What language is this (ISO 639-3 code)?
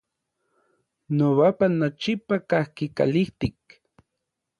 nlv